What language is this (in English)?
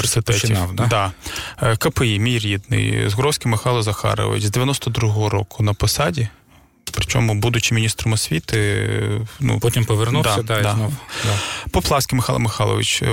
Ukrainian